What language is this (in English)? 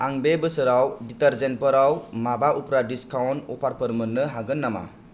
Bodo